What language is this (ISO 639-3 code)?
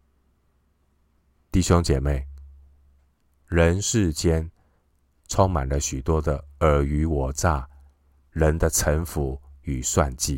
zho